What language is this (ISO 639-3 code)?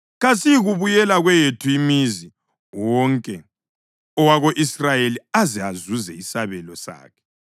nde